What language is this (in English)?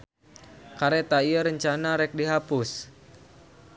Sundanese